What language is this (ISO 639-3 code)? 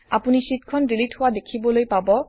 asm